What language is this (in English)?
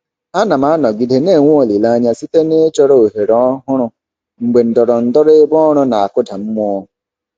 Igbo